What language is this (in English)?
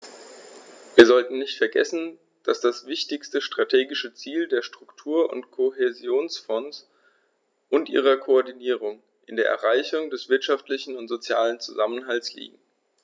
German